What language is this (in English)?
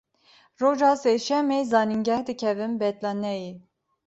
Kurdish